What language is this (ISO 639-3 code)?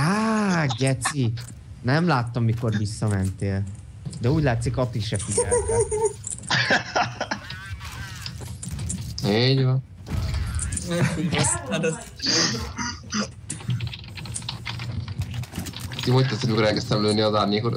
hun